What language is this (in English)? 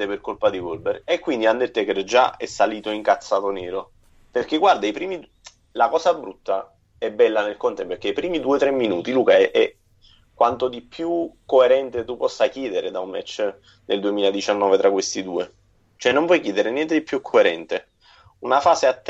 Italian